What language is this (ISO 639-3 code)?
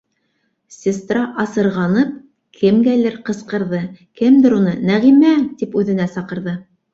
bak